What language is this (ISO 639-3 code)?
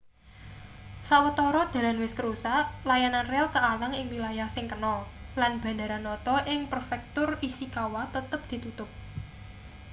jav